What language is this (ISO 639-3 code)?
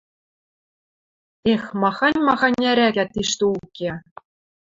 mrj